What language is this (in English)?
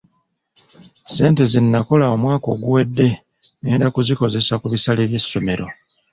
Ganda